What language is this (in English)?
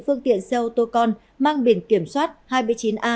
Vietnamese